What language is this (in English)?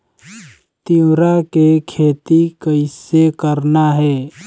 Chhattisgarhi